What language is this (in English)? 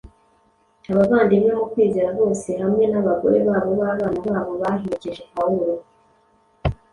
Kinyarwanda